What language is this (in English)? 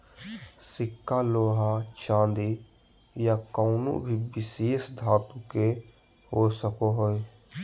Magahi